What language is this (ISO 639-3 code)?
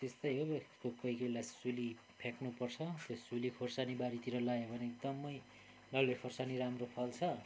nep